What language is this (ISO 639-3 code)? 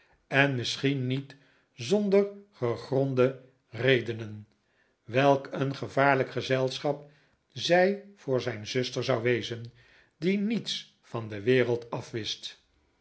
nld